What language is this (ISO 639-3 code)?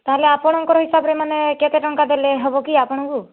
ori